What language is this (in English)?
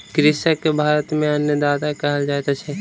Maithili